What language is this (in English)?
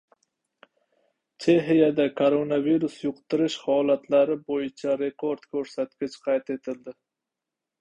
Uzbek